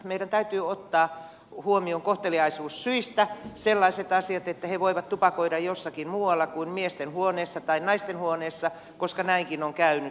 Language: Finnish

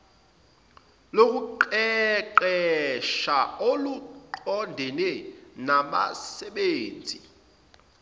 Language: Zulu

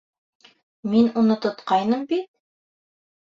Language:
Bashkir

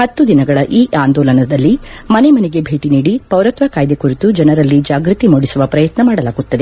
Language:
Kannada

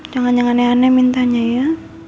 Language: Indonesian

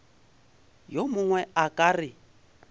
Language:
Northern Sotho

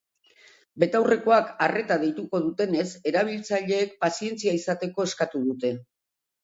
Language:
Basque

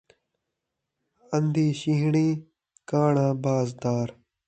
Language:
Saraiki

